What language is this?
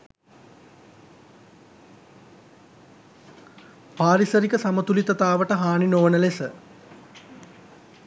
Sinhala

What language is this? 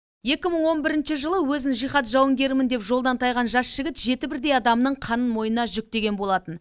Kazakh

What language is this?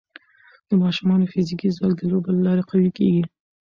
Pashto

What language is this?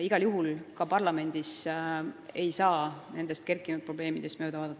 Estonian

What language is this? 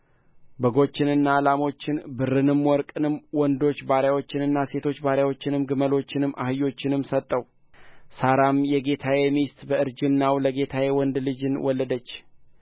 Amharic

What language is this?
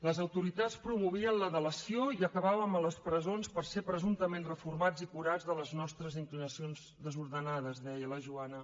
Catalan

